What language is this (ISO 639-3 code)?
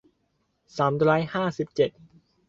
tha